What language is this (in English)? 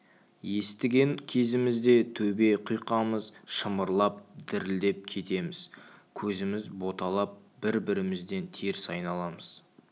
Kazakh